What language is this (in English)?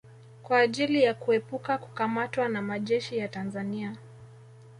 Swahili